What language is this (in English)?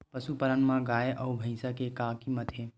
Chhattisgarhi